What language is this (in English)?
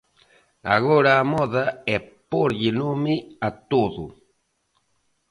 Galician